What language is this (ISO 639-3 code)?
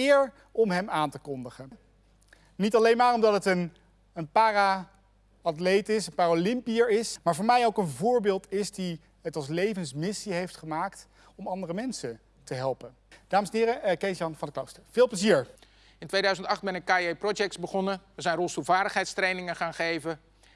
nld